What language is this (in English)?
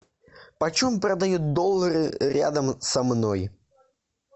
Russian